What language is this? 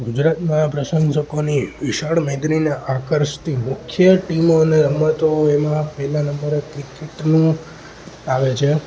Gujarati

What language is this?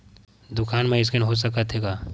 Chhattisgarhi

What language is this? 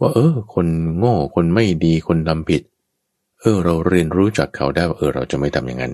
Thai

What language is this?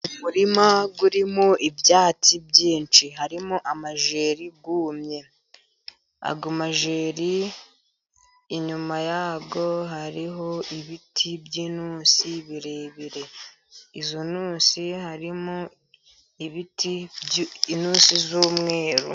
Kinyarwanda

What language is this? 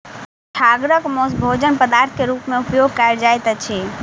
Maithili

